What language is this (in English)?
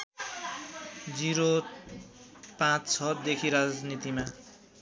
Nepali